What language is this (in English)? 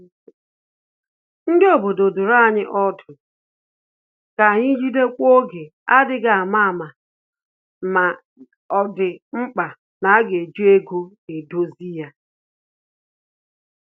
Igbo